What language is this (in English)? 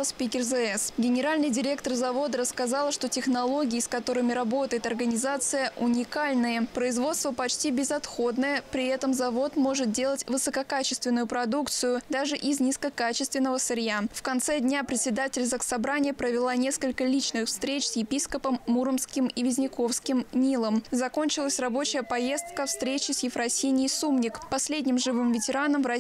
Russian